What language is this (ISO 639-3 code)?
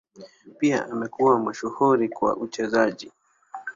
swa